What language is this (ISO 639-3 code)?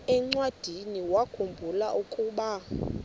xho